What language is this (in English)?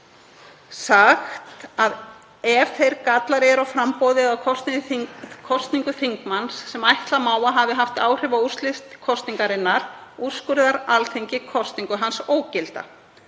Icelandic